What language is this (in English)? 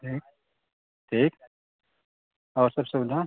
Maithili